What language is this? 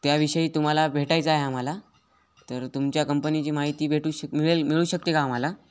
Marathi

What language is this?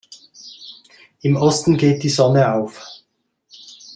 German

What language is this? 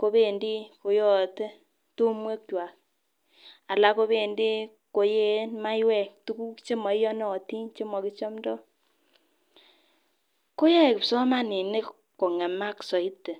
Kalenjin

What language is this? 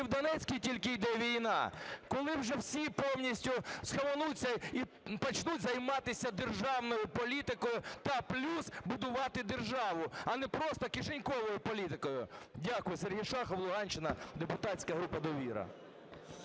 Ukrainian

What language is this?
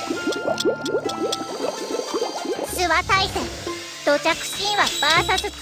Japanese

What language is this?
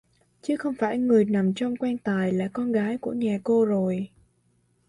Vietnamese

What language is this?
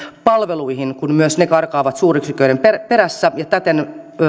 Finnish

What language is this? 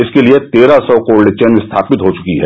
Hindi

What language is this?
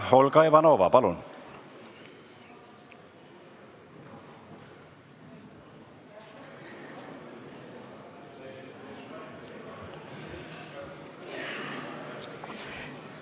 Estonian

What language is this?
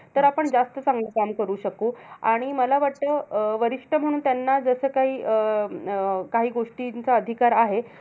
Marathi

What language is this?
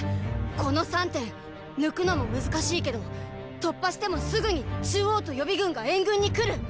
Japanese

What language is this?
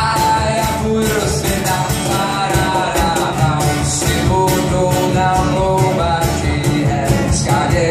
Czech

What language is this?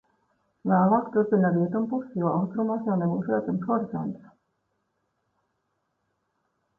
Latvian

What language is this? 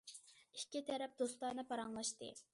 Uyghur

